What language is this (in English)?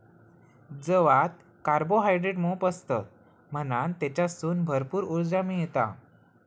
Marathi